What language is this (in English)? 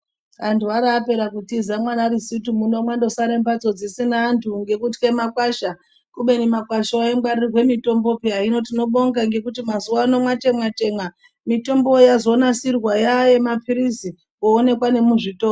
Ndau